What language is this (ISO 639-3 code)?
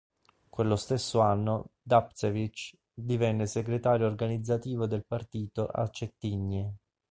ita